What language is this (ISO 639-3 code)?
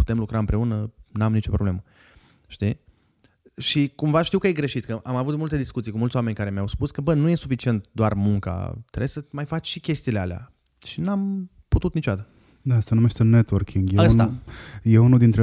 ron